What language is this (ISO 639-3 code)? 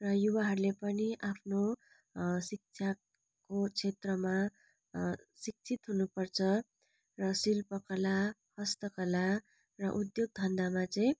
nep